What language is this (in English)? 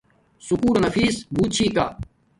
Domaaki